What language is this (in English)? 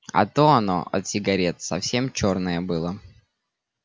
Russian